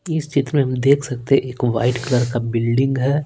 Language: Hindi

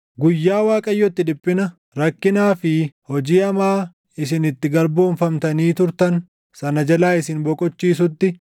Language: Oromo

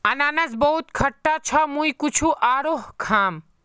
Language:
Magahi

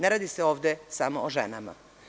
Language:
Serbian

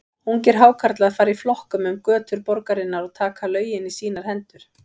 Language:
Icelandic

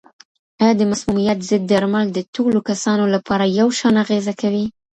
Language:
Pashto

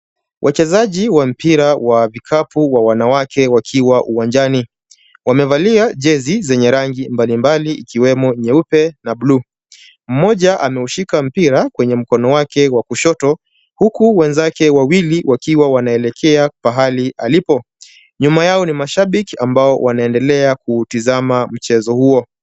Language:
Swahili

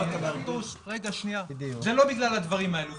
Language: Hebrew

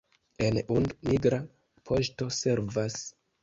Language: Esperanto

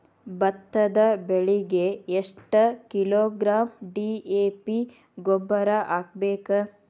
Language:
Kannada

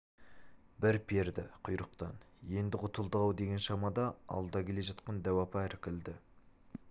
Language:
Kazakh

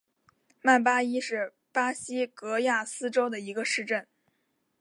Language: Chinese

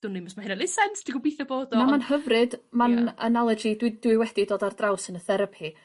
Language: Welsh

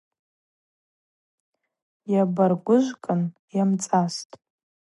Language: Abaza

